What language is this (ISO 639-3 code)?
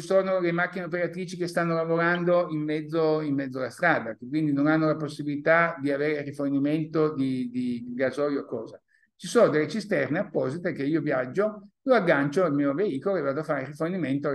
ita